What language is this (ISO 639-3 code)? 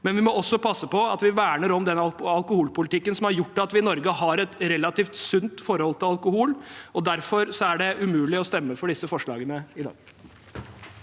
nor